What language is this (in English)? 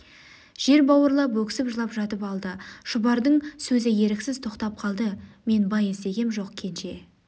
Kazakh